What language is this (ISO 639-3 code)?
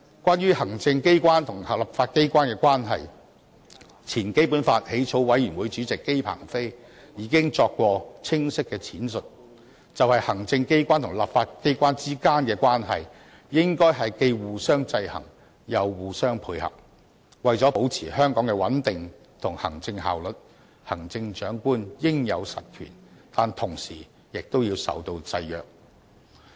yue